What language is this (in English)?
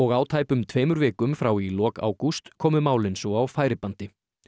Icelandic